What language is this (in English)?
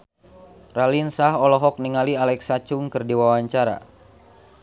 Sundanese